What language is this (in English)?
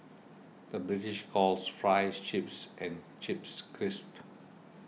English